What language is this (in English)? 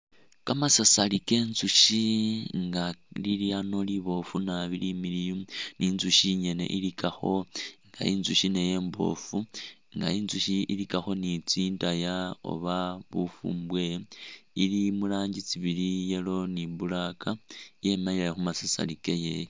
Masaaba